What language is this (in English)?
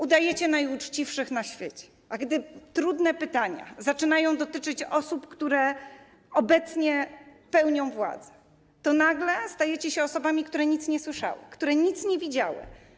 Polish